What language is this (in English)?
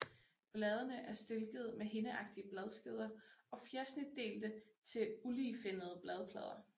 Danish